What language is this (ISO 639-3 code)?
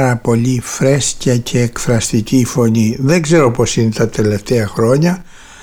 ell